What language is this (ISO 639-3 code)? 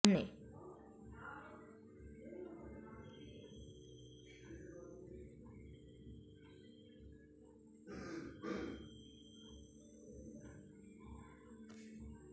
pan